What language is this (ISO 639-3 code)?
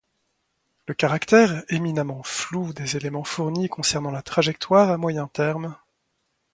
fra